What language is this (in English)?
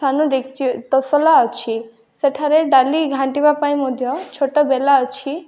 Odia